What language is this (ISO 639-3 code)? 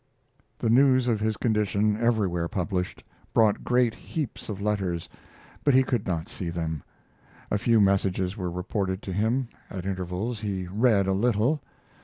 eng